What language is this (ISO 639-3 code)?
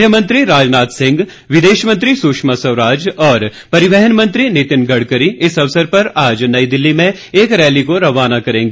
hin